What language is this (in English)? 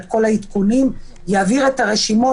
Hebrew